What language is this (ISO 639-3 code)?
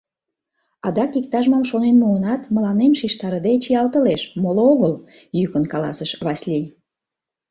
chm